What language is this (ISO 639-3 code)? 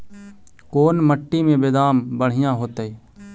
mag